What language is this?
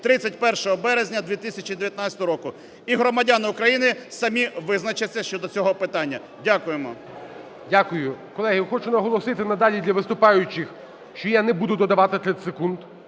Ukrainian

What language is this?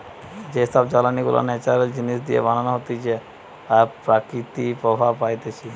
Bangla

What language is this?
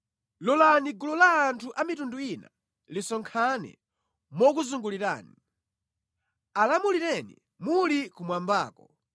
Nyanja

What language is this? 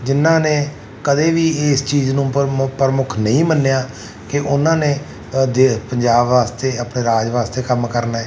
Punjabi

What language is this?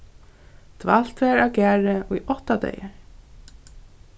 Faroese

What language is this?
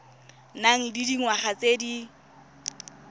Tswana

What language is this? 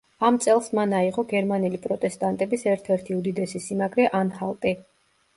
Georgian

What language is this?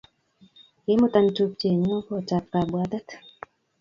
Kalenjin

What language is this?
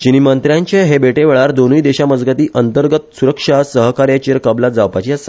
Konkani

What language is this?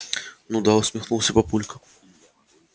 Russian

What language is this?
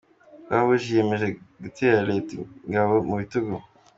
Kinyarwanda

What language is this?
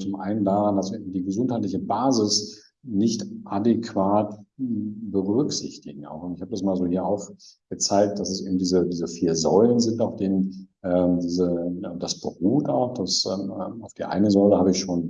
German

